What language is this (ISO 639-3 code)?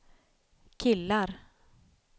swe